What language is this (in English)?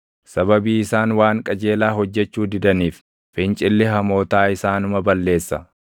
Oromo